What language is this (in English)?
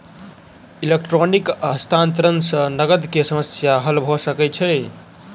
Maithili